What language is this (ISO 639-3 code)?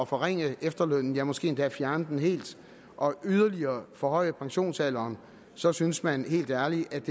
dan